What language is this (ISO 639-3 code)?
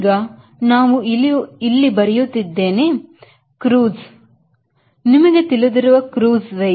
kan